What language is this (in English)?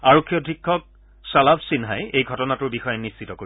Assamese